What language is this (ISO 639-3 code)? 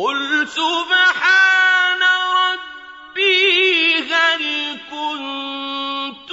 ara